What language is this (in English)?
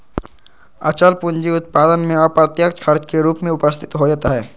Magahi